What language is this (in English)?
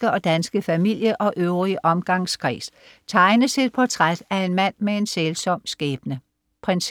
Danish